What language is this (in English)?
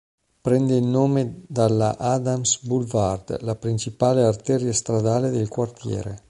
Italian